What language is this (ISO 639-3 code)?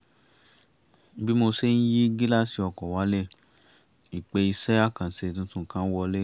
yor